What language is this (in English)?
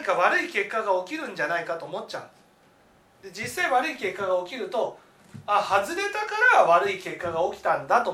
Japanese